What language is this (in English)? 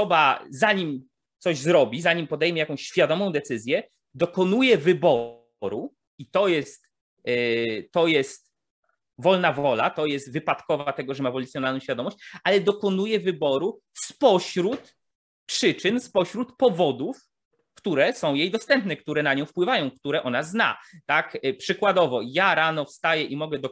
Polish